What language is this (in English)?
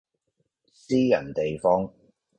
Cantonese